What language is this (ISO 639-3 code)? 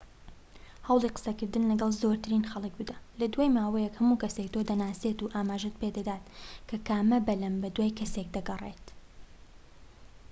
ckb